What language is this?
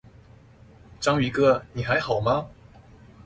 Chinese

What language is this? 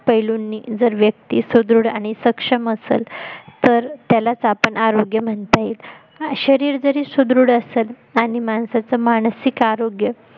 Marathi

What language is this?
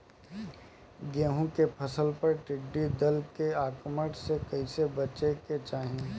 Bhojpuri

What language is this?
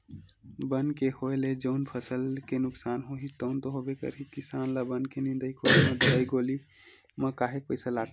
Chhattisgarhi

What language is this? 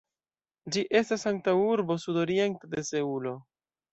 Esperanto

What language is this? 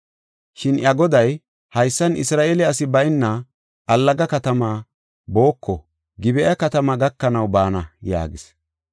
Gofa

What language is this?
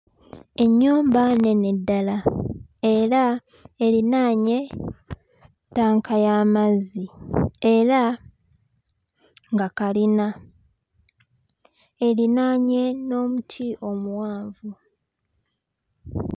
Ganda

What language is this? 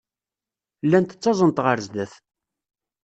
Kabyle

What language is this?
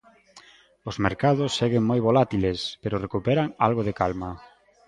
Galician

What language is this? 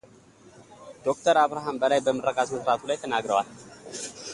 Amharic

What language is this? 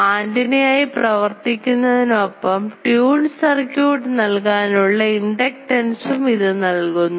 Malayalam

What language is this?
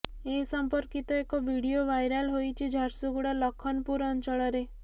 Odia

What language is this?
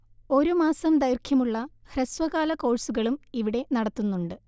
Malayalam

